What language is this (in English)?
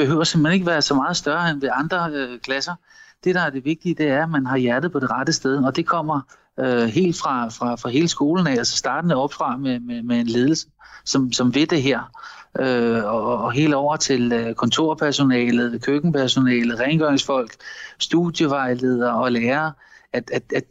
Danish